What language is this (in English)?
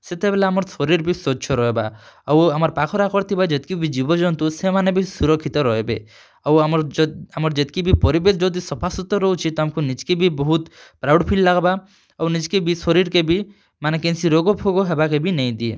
Odia